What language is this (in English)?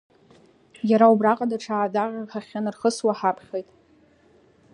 Abkhazian